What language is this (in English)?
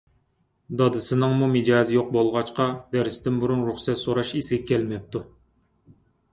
Uyghur